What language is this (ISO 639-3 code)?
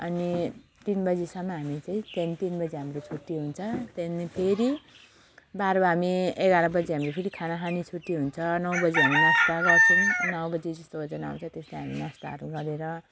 nep